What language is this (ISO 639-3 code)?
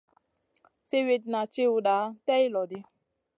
mcn